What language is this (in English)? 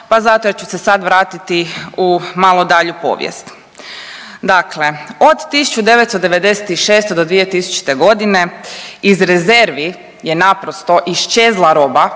Croatian